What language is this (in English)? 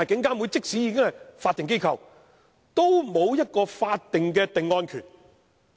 Cantonese